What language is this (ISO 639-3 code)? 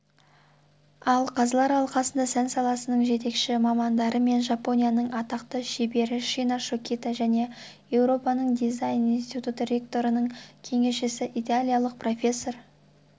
kaz